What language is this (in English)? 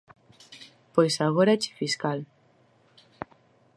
Galician